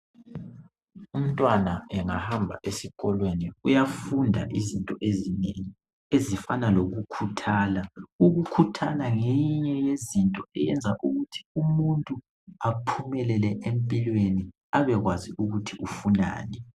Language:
North Ndebele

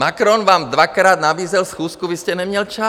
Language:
Czech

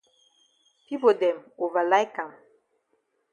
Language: Cameroon Pidgin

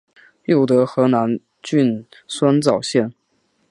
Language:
Chinese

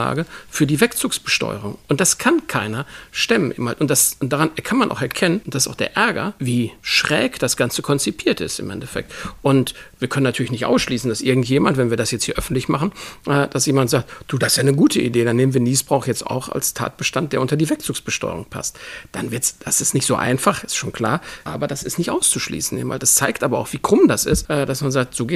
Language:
German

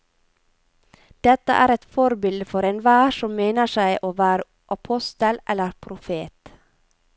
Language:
Norwegian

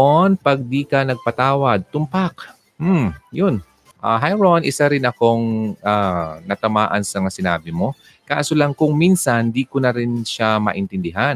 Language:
Filipino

